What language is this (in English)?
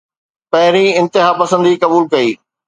Sindhi